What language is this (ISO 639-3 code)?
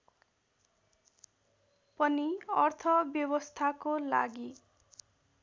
nep